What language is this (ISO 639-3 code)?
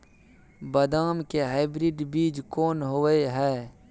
mai